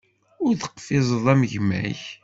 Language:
Kabyle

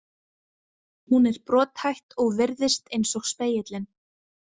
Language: Icelandic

